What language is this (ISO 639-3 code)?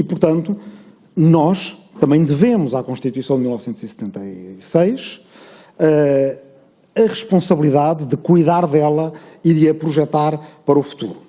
por